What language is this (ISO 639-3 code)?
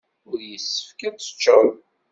kab